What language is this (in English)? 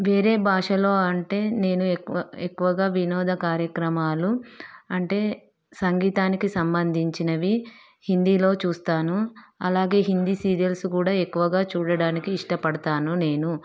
Telugu